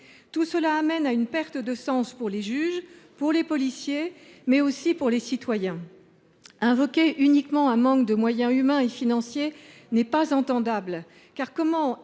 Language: French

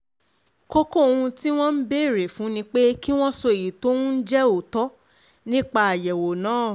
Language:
Yoruba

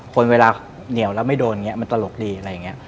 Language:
Thai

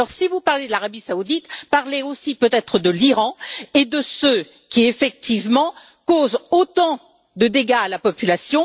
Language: French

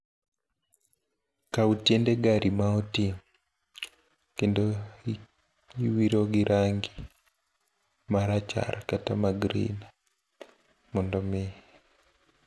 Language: Luo (Kenya and Tanzania)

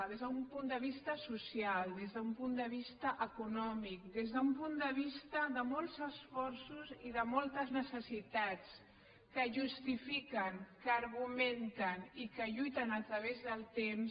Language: Catalan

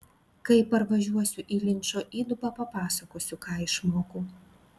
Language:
Lithuanian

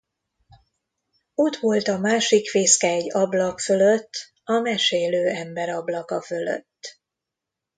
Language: Hungarian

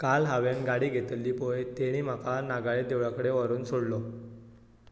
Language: Konkani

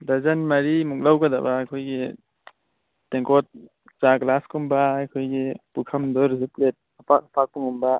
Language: Manipuri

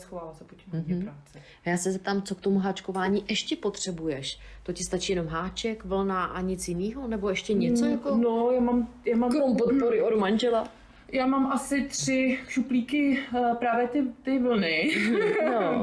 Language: Czech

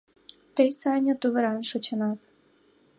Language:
Mari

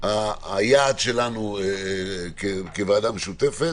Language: Hebrew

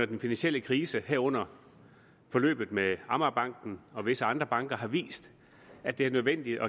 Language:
Danish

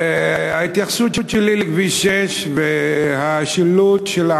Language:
Hebrew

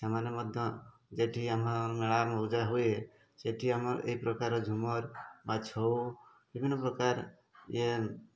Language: Odia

